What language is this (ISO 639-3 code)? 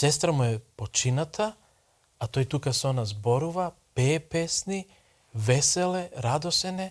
mkd